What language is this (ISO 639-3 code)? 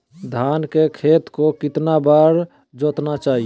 mag